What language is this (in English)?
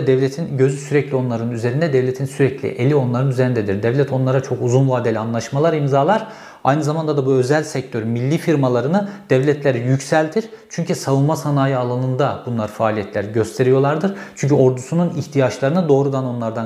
Turkish